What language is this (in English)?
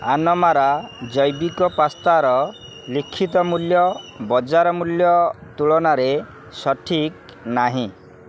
Odia